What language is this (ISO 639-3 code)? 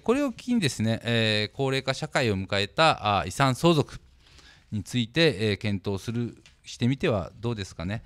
jpn